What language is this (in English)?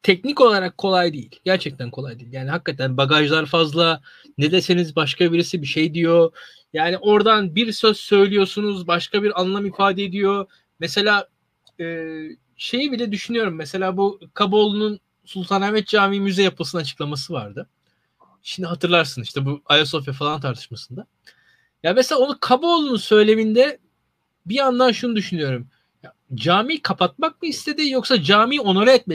Turkish